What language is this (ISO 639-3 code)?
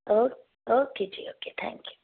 pan